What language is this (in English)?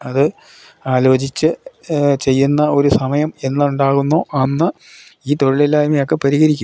Malayalam